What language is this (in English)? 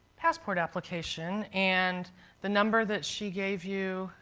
English